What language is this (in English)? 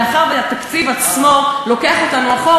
Hebrew